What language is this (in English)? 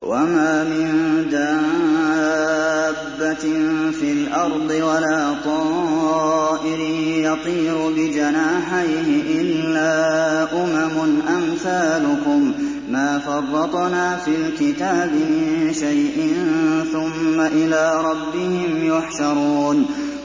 Arabic